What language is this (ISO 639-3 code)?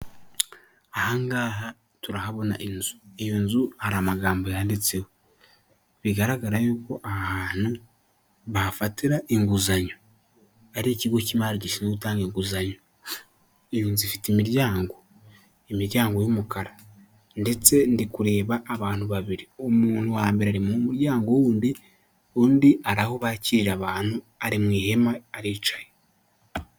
kin